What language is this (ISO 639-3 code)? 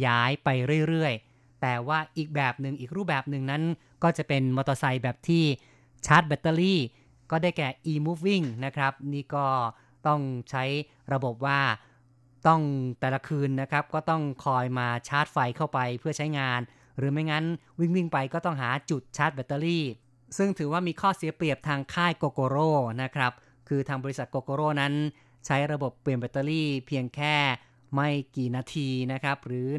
tha